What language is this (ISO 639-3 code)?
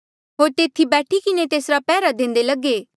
mjl